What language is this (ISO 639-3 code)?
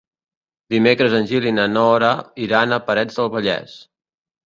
cat